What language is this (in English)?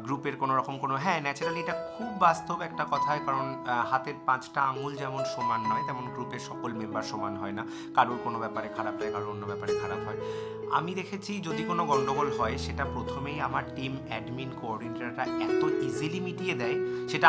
Bangla